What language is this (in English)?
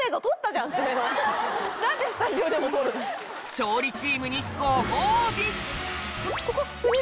Japanese